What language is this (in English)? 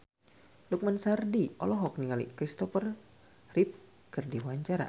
Sundanese